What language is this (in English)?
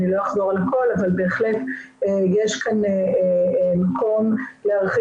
Hebrew